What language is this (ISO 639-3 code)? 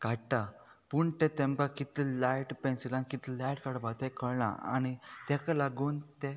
kok